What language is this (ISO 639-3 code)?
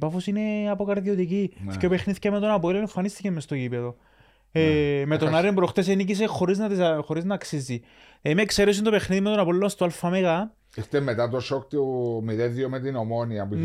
ell